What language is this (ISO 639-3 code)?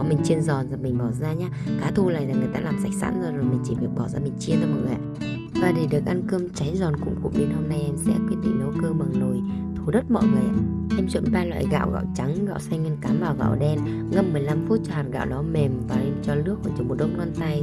vie